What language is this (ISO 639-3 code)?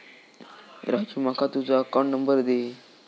mar